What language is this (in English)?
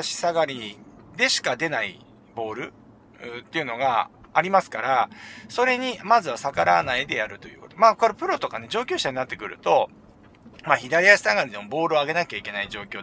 Japanese